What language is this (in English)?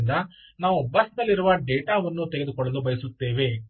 Kannada